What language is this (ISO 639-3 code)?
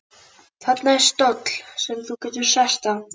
isl